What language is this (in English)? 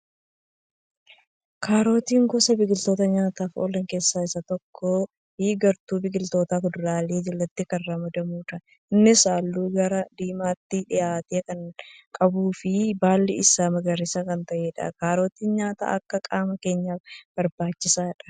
Oromo